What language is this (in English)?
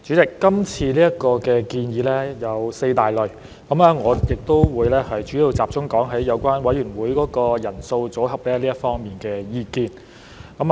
Cantonese